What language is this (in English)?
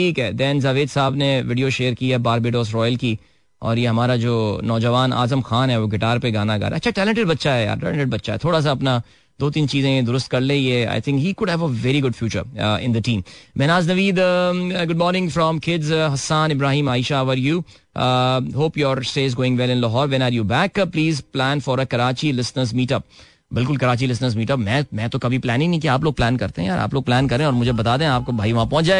Hindi